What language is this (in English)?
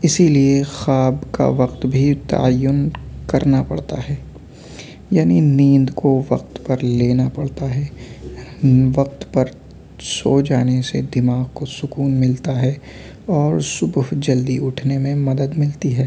Urdu